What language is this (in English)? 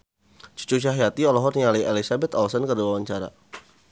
Sundanese